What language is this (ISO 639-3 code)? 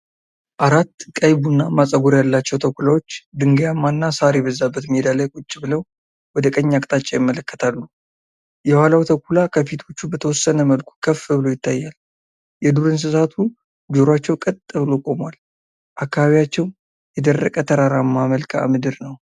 amh